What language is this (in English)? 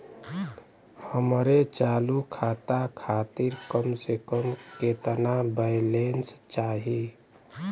Bhojpuri